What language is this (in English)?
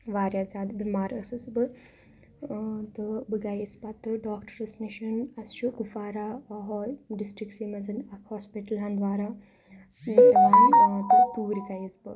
Kashmiri